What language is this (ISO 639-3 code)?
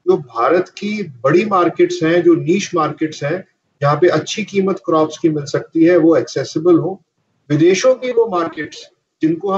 hin